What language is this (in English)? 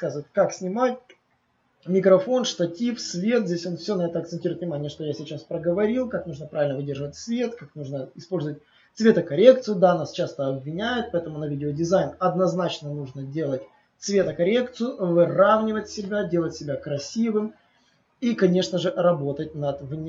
Russian